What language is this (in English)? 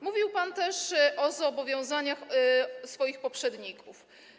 Polish